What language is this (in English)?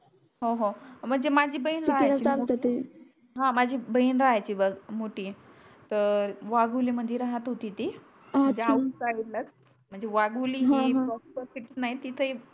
Marathi